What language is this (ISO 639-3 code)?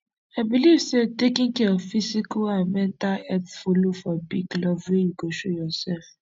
pcm